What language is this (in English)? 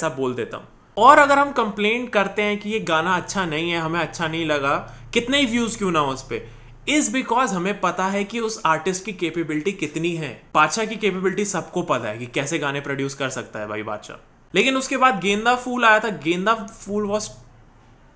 Hindi